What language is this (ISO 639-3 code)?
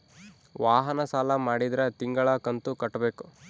kan